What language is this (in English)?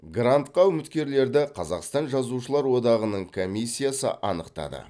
Kazakh